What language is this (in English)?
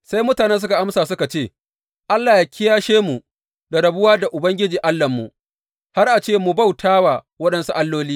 Hausa